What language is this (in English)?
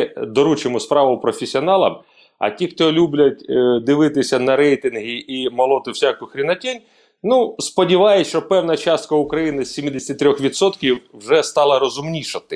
Ukrainian